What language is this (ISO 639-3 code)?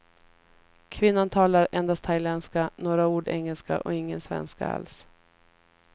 swe